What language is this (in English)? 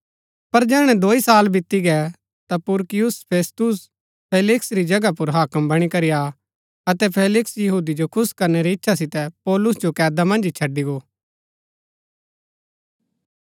Gaddi